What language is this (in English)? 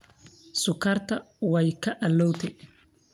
Somali